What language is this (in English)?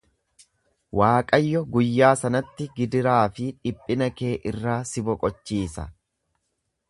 Oromo